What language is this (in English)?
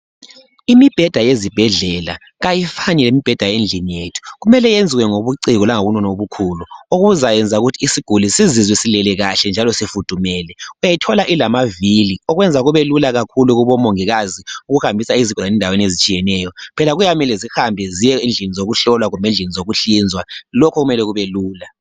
North Ndebele